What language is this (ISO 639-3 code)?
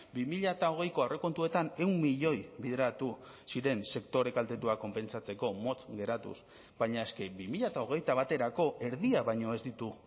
eus